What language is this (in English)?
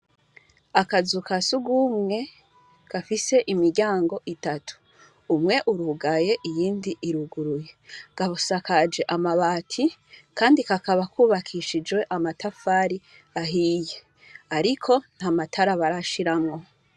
Rundi